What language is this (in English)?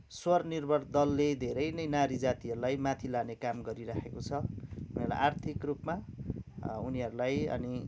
Nepali